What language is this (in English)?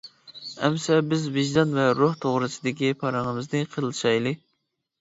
Uyghur